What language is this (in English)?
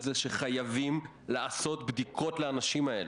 Hebrew